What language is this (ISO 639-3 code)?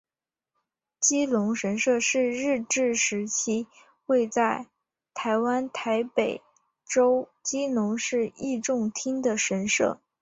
zho